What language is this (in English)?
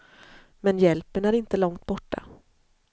Swedish